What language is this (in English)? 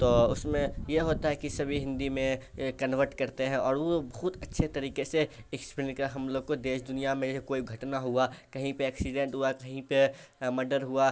Urdu